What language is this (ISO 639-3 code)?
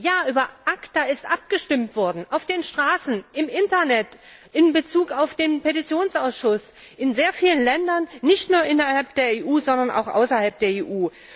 deu